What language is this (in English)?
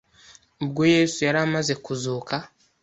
Kinyarwanda